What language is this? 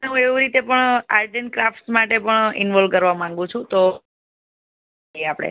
Gujarati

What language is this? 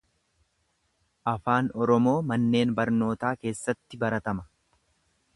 Oromo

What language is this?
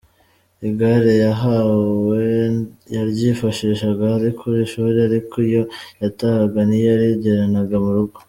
Kinyarwanda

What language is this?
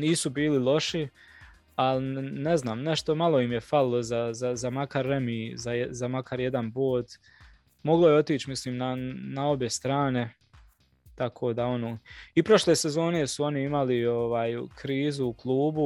Croatian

